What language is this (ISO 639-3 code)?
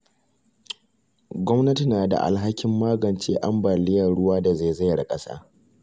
hau